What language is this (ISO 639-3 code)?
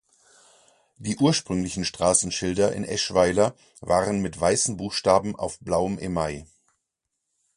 deu